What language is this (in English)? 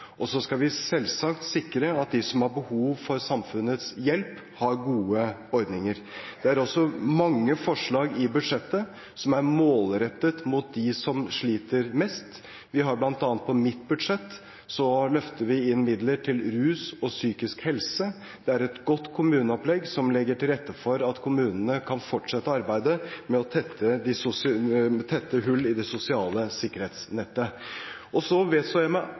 Norwegian Bokmål